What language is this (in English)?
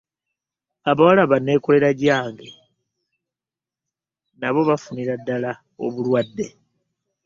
Ganda